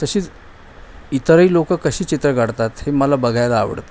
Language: Marathi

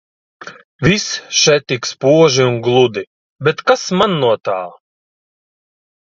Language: Latvian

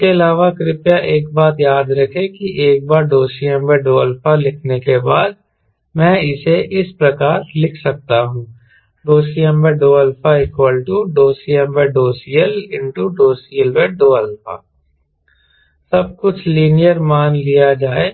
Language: Hindi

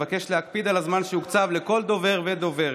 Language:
Hebrew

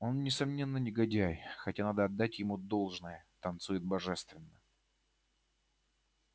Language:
Russian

